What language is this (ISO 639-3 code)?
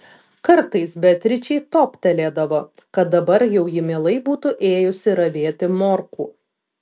lit